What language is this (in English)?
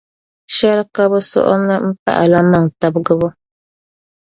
Dagbani